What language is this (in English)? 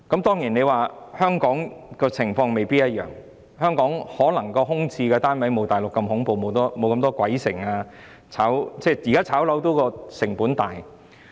Cantonese